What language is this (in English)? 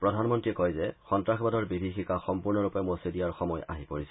Assamese